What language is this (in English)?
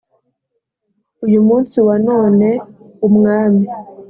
Kinyarwanda